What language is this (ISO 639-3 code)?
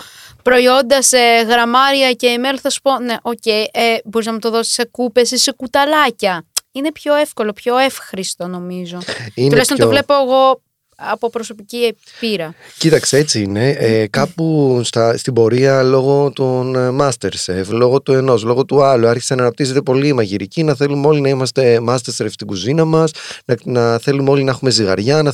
ell